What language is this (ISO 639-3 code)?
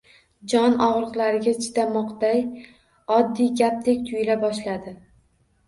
uzb